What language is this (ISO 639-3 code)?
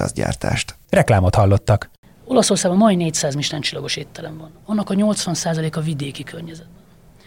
hun